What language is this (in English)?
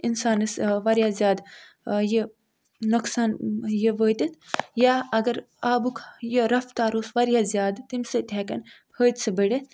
Kashmiri